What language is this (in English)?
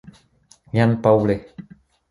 Czech